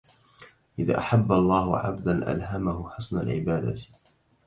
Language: Arabic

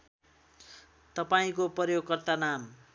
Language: Nepali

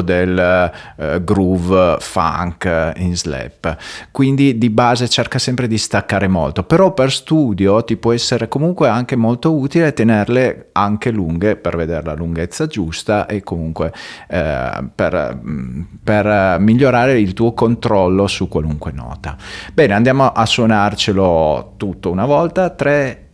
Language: Italian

